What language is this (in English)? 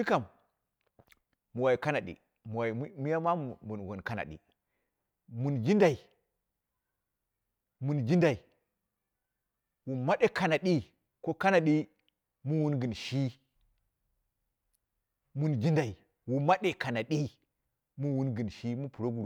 Dera (Nigeria)